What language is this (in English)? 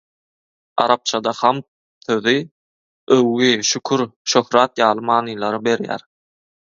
Turkmen